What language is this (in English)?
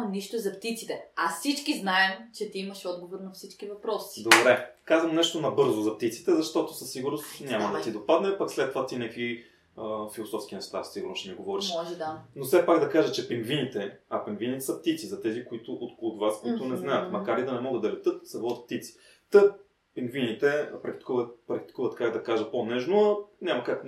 Bulgarian